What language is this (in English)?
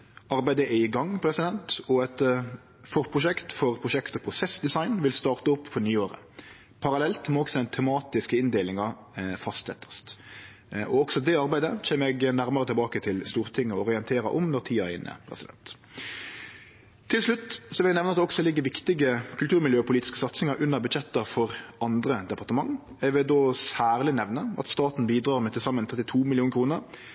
Norwegian Nynorsk